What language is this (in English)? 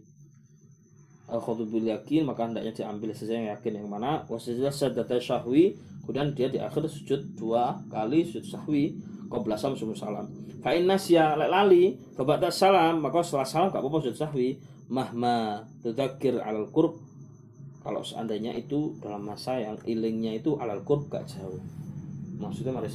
Malay